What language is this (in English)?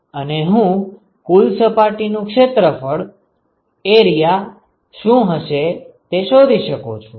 Gujarati